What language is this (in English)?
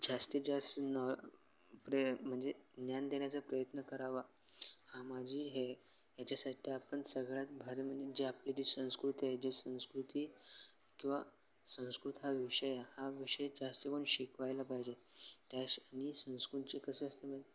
Marathi